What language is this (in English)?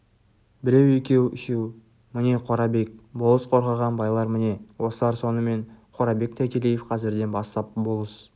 Kazakh